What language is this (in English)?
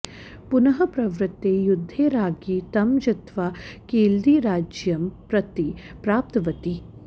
Sanskrit